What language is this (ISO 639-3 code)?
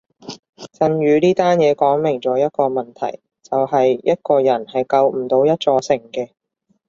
yue